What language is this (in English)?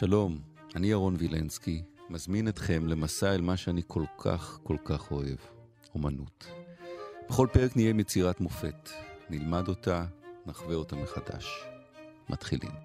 Hebrew